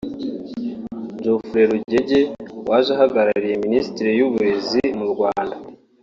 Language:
Kinyarwanda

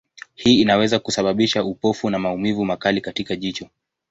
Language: Swahili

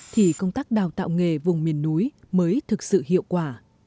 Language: Vietnamese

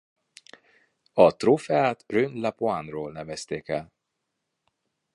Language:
Hungarian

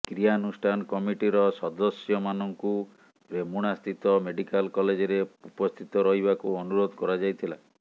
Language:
Odia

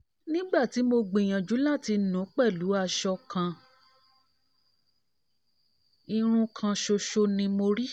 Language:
Yoruba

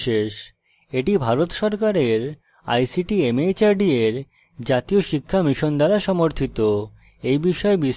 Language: Bangla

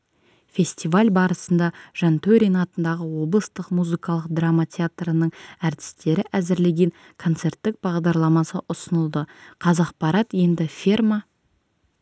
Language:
Kazakh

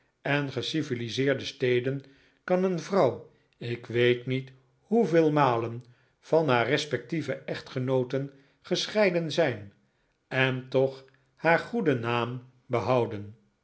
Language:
Dutch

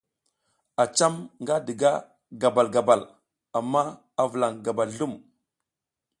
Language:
South Giziga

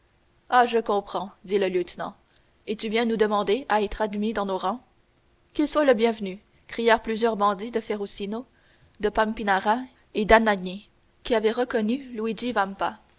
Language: French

